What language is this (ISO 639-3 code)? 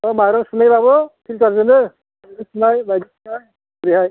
brx